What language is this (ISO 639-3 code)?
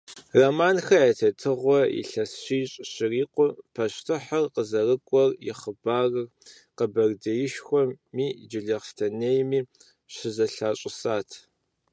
kbd